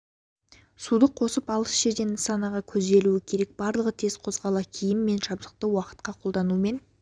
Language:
Kazakh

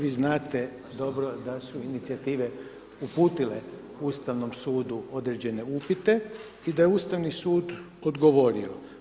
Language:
Croatian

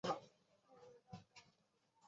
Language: Chinese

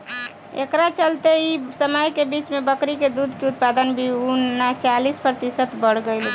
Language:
Bhojpuri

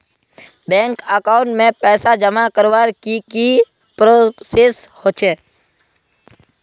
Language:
Magahi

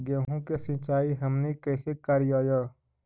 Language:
Magahi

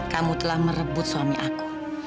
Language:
Indonesian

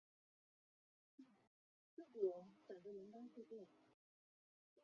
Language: Chinese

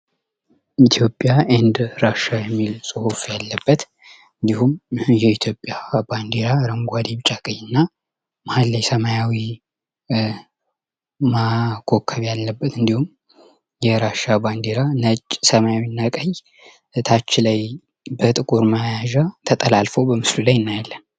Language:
Amharic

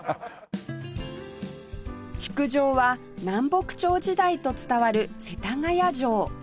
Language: Japanese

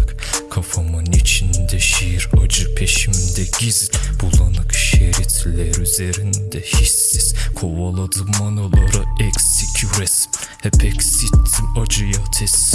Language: Turkish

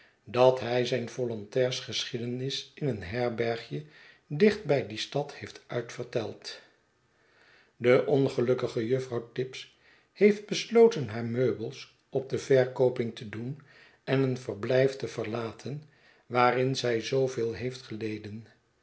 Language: Dutch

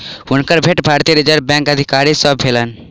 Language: Maithili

